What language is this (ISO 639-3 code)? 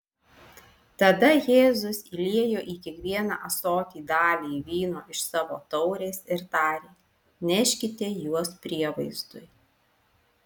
lit